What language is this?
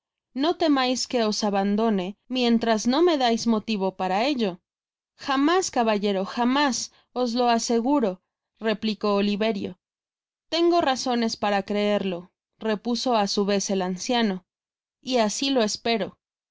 Spanish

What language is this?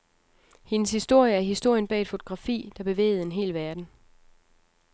Danish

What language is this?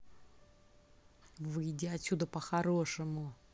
Russian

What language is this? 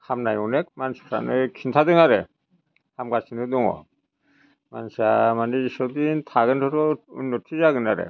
Bodo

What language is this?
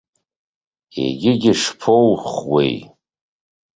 Abkhazian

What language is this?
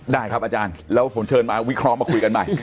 Thai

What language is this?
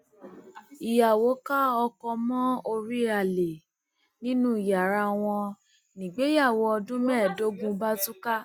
Yoruba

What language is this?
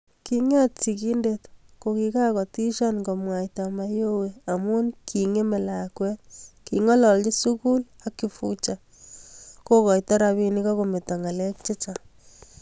Kalenjin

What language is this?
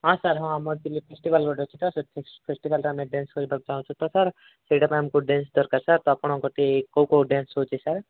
Odia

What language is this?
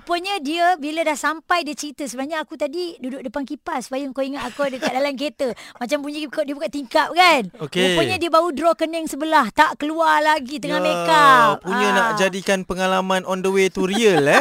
Malay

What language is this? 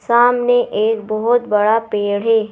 Hindi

